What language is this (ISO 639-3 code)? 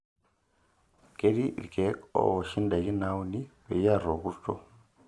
mas